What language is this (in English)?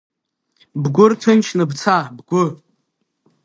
Abkhazian